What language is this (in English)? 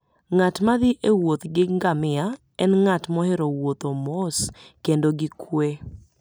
Luo (Kenya and Tanzania)